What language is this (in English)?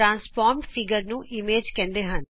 Punjabi